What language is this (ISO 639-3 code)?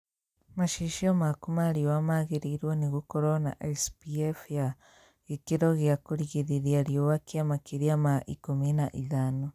kik